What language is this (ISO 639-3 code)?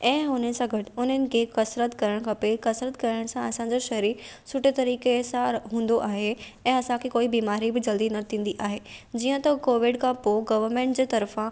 snd